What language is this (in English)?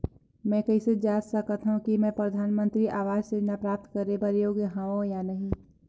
Chhattisgarhi